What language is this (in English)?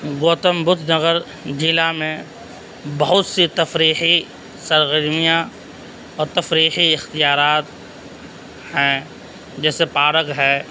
Urdu